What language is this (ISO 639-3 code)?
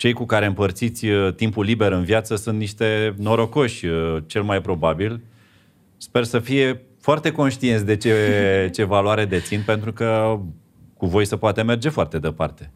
ron